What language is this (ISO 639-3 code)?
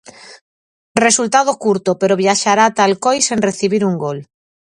glg